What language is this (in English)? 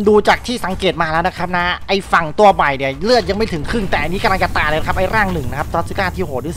Thai